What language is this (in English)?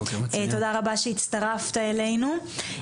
Hebrew